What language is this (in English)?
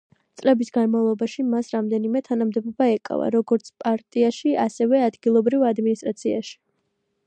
Georgian